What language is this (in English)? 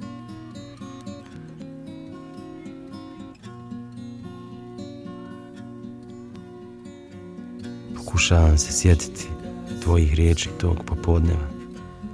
Finnish